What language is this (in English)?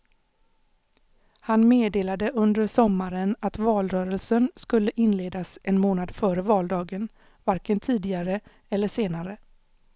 Swedish